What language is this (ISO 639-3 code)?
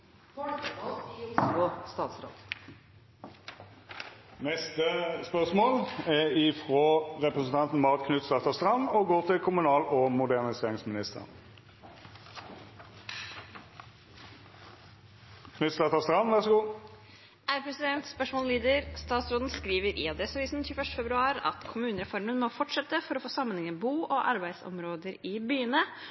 nor